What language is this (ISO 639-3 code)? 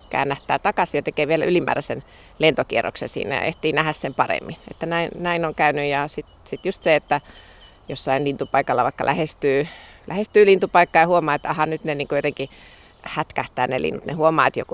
fin